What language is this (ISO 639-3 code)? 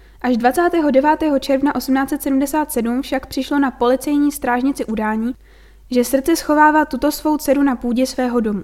ces